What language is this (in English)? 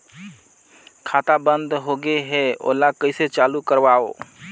Chhattisgarhi